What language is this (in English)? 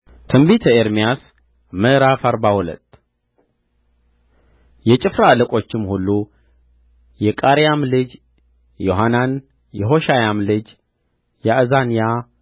Amharic